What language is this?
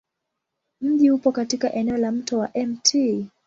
Swahili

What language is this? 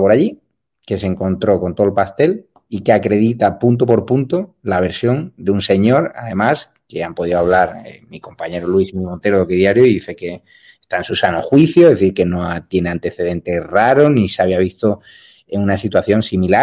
Spanish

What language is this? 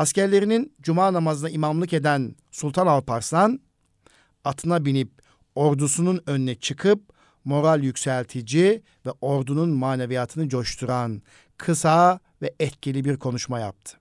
Turkish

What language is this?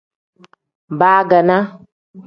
Tem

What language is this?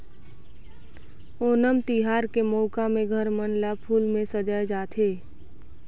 Chhattisgarhi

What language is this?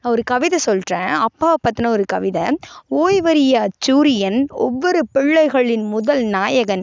Tamil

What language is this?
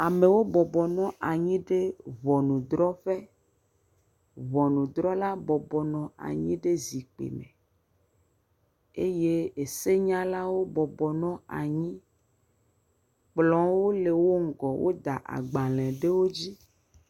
Ewe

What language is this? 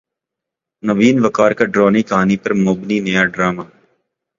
Urdu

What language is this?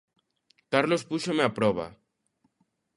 Galician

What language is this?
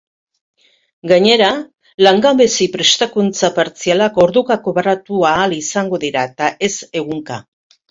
Basque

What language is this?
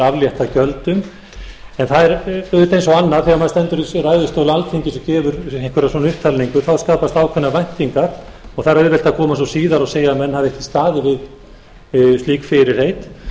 Icelandic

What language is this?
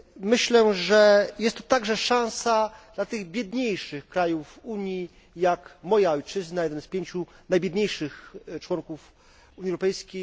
Polish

